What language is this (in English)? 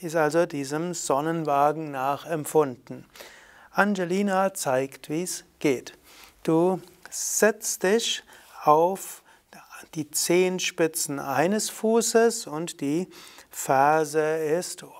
German